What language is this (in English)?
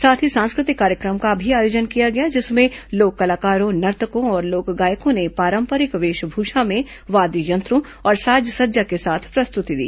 Hindi